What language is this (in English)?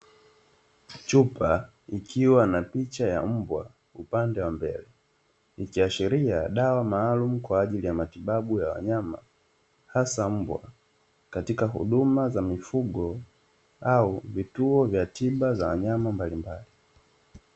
Swahili